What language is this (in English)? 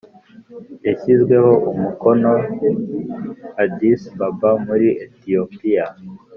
Kinyarwanda